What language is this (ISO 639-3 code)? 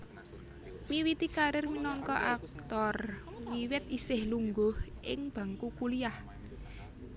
jav